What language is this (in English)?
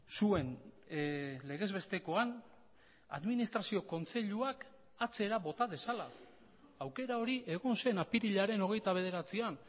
Basque